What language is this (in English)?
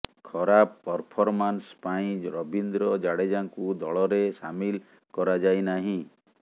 Odia